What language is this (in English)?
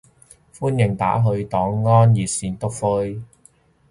Cantonese